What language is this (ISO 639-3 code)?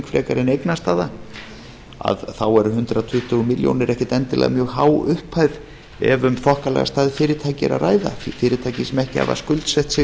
isl